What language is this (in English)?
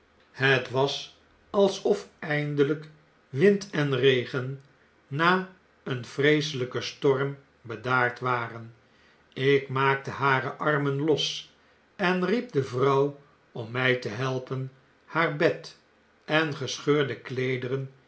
Dutch